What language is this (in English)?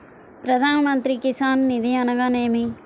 Telugu